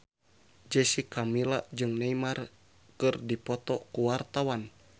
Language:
Sundanese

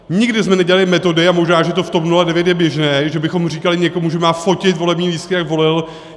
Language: Czech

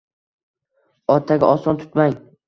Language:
Uzbek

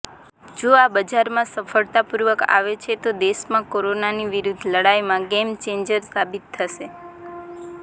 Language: Gujarati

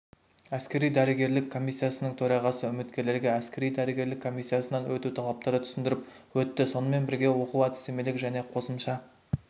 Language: Kazakh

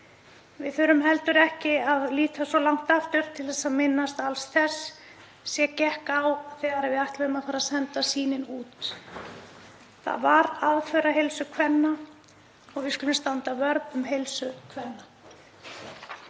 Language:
Icelandic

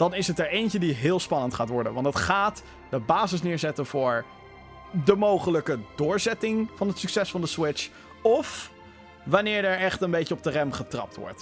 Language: Dutch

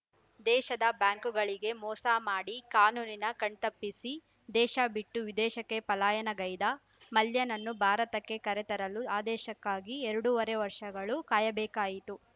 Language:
Kannada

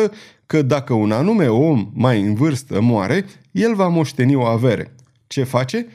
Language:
Romanian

